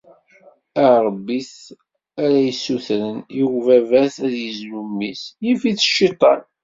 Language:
Kabyle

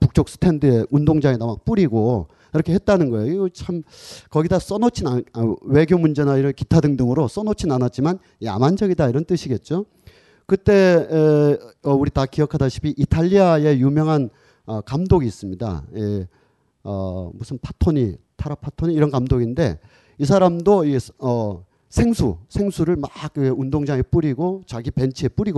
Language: Korean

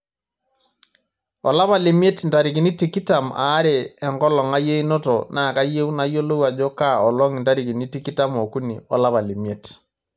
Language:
Masai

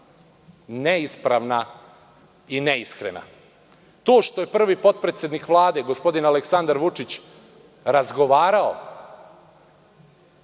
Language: Serbian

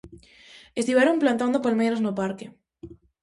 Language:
Galician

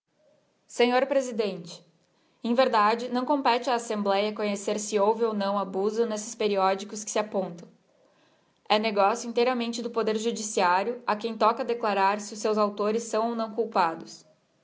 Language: Portuguese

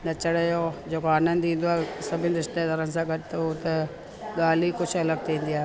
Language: Sindhi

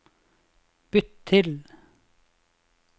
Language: Norwegian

